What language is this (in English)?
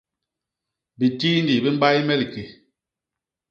Basaa